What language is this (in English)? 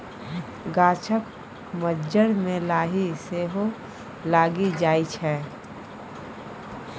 Maithili